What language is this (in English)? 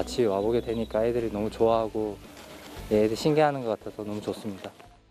Korean